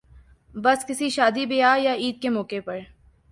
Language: Urdu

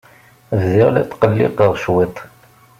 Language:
Kabyle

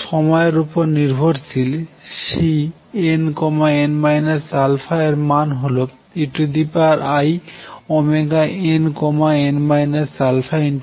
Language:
Bangla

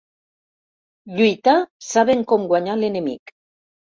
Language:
Catalan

